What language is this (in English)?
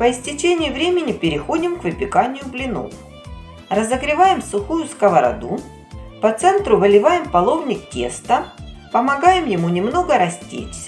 Russian